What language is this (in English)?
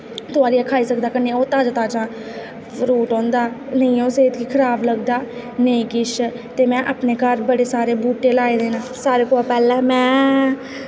Dogri